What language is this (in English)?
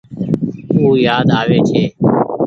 Goaria